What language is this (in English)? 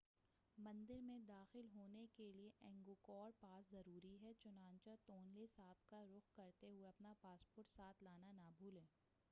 Urdu